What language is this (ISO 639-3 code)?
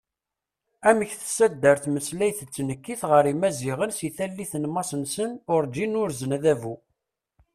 kab